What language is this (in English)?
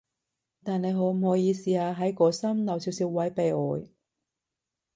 Cantonese